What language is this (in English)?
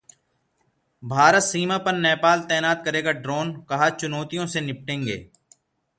Hindi